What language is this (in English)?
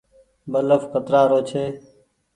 Goaria